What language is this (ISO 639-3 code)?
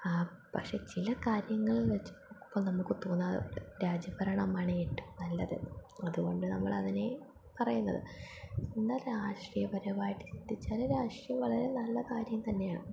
mal